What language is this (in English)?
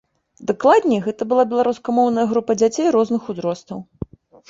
Belarusian